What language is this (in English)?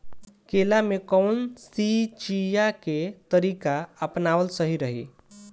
Bhojpuri